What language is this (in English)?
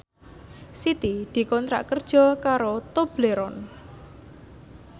Javanese